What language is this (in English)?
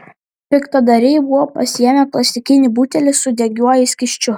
Lithuanian